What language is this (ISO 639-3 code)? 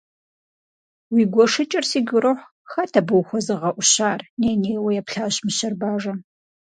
kbd